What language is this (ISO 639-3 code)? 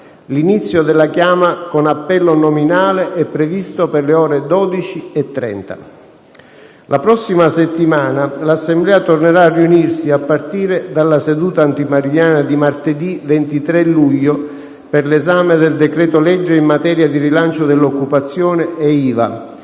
ita